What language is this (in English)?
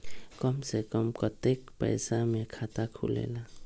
Magahi